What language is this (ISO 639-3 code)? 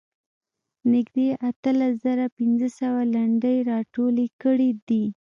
pus